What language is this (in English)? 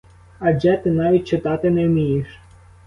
Ukrainian